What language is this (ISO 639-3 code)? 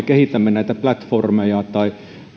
fin